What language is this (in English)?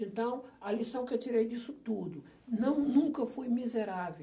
Portuguese